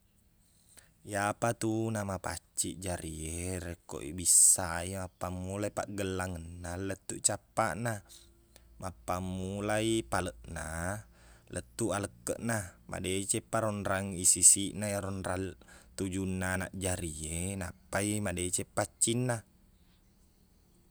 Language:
Buginese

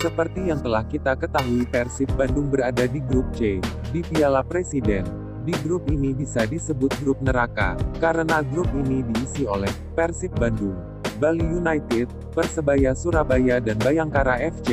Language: Indonesian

